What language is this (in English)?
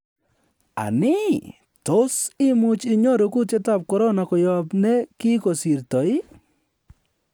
Kalenjin